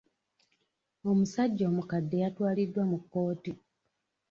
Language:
Ganda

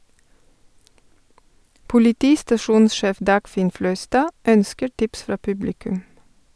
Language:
Norwegian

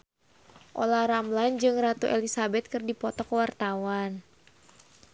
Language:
Sundanese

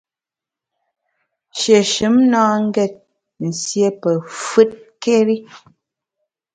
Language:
Bamun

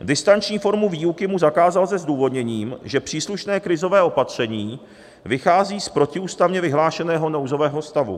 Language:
Czech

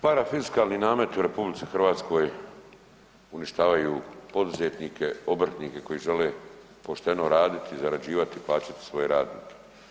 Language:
Croatian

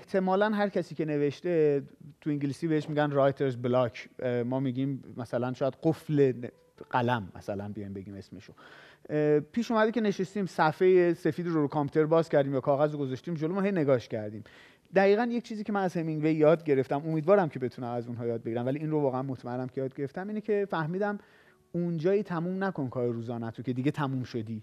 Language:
Persian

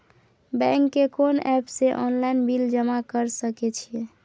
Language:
Maithili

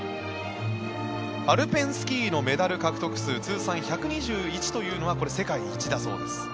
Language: Japanese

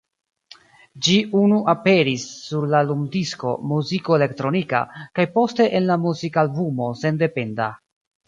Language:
Esperanto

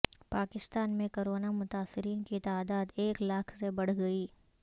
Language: Urdu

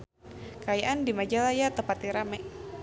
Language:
Sundanese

